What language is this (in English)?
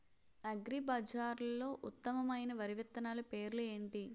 Telugu